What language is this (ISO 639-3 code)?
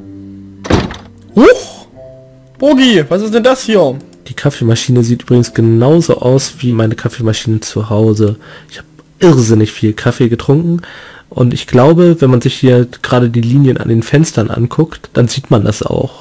deu